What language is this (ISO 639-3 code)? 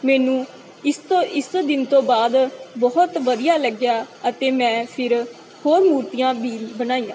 pan